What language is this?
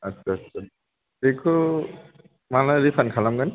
Bodo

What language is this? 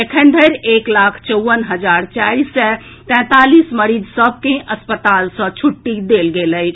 Maithili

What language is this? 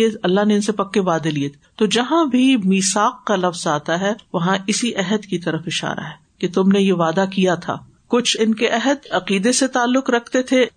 Urdu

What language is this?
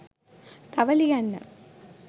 Sinhala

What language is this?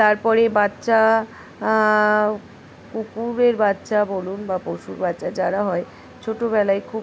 Bangla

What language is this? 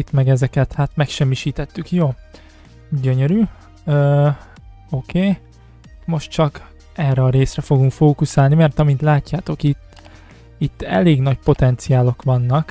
Hungarian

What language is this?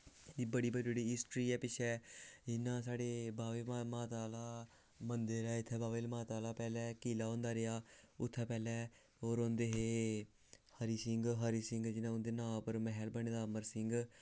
Dogri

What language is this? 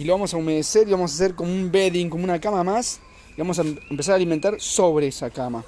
Spanish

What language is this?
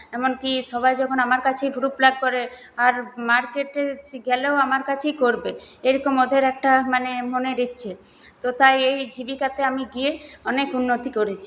Bangla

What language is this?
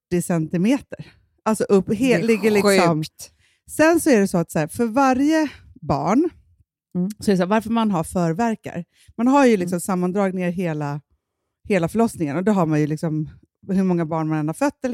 Swedish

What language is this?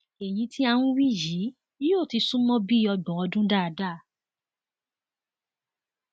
Yoruba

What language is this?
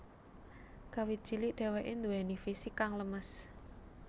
Javanese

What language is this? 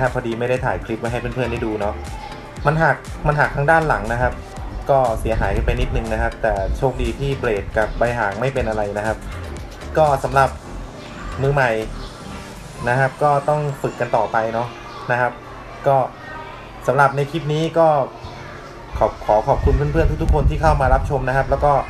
Thai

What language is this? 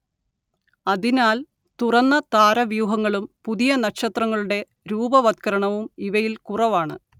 Malayalam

